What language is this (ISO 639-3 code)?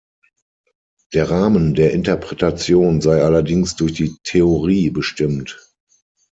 deu